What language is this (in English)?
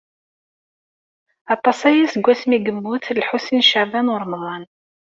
Kabyle